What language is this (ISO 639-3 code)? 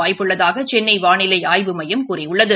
tam